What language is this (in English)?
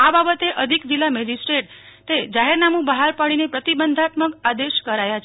Gujarati